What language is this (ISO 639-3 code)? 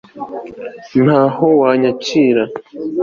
kin